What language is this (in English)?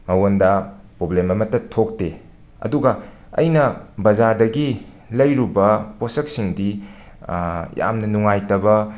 Manipuri